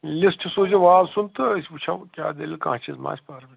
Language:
Kashmiri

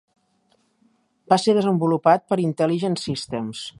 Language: Catalan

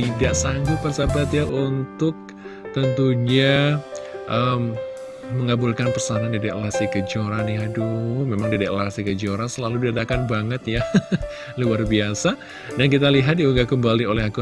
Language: Indonesian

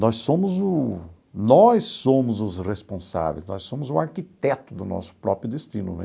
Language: Portuguese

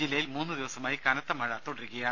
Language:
Malayalam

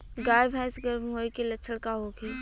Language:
Bhojpuri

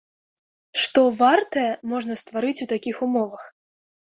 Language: Belarusian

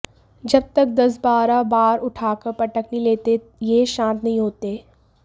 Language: Hindi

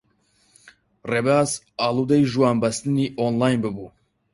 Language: Central Kurdish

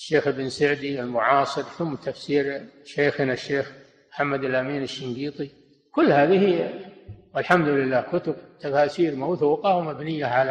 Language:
Arabic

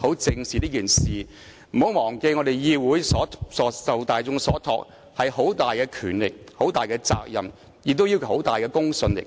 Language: Cantonese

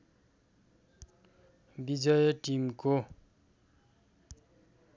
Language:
Nepali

